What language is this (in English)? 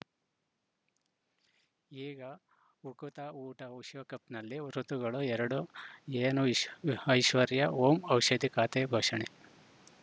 Kannada